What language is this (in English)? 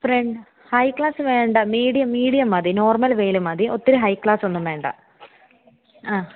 Malayalam